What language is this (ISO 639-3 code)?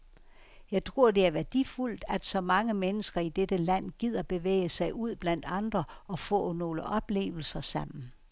dan